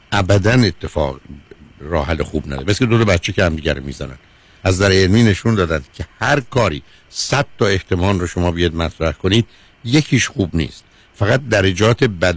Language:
Persian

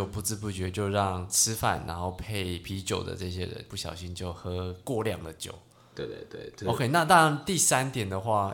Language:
Chinese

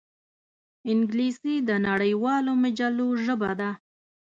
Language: Pashto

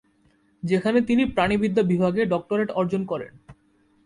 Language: Bangla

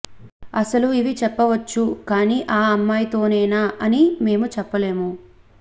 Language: Telugu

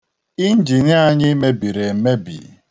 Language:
Igbo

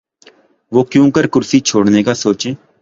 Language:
Urdu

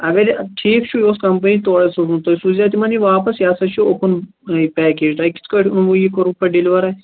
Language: Kashmiri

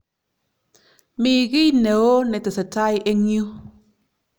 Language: Kalenjin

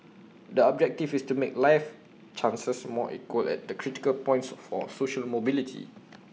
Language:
English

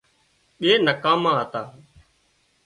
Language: Wadiyara Koli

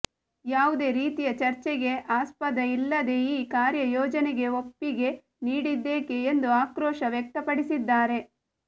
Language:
Kannada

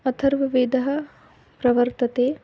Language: Sanskrit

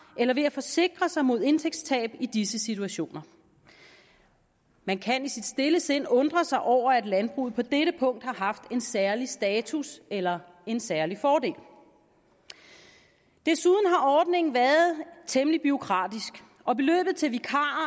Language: Danish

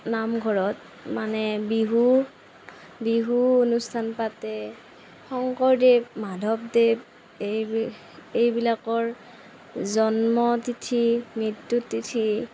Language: Assamese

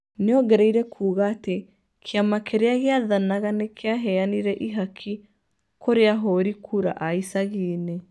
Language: Kikuyu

